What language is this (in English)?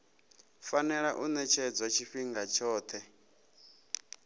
Venda